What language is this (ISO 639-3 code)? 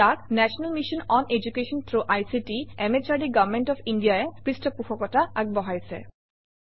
asm